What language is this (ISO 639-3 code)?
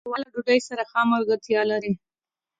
pus